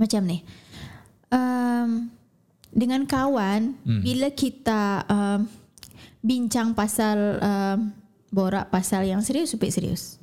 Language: Malay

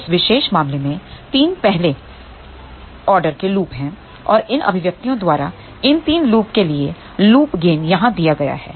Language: Hindi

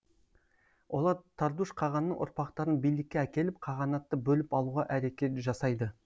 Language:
Kazakh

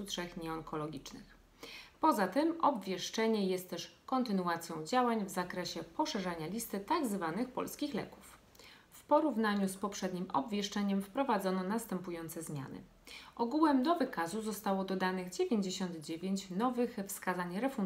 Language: Polish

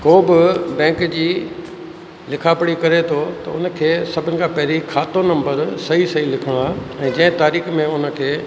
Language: Sindhi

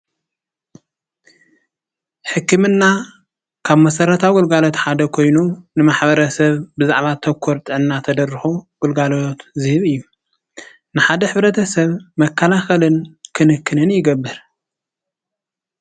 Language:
Tigrinya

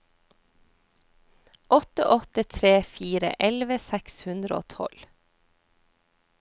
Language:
Norwegian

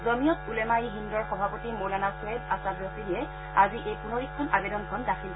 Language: Assamese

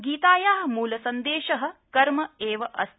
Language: Sanskrit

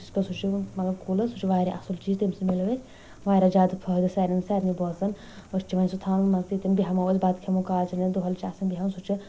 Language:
Kashmiri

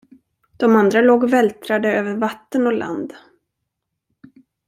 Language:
Swedish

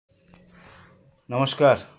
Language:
Bangla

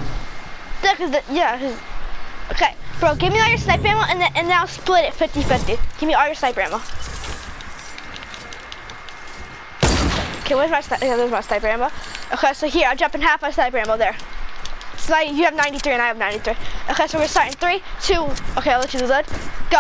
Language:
English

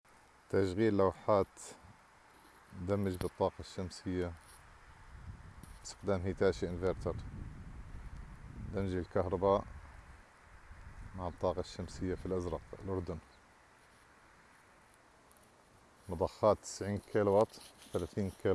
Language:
Arabic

